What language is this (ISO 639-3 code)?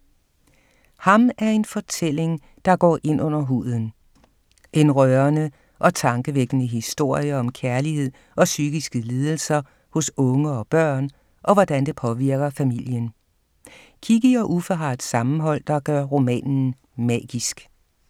dan